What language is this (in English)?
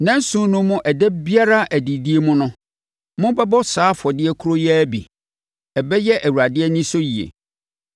Akan